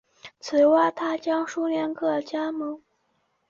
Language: Chinese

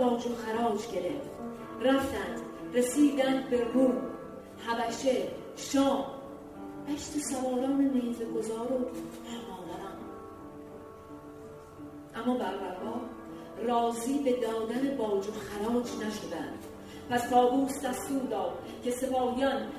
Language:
Persian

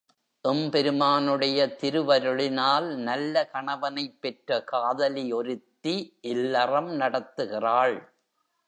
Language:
Tamil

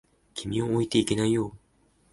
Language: Japanese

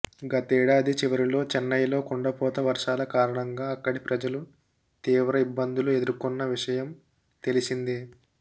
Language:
Telugu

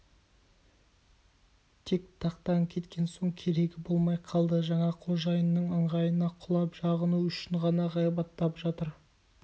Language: Kazakh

